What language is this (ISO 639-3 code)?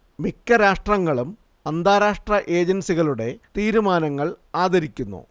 mal